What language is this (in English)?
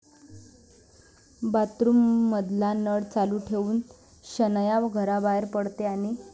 Marathi